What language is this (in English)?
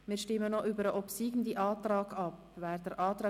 Swiss German